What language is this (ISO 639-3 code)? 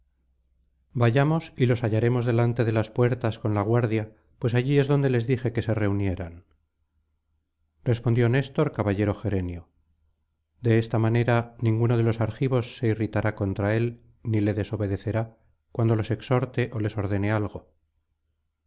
spa